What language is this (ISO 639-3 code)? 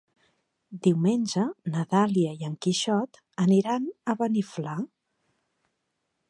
cat